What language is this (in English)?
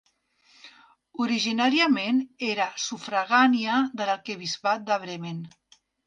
Catalan